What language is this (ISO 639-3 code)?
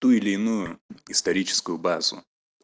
rus